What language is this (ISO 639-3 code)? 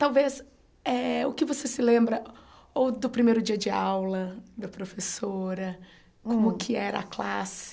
por